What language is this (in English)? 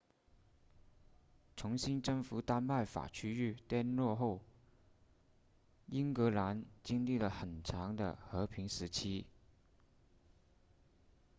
Chinese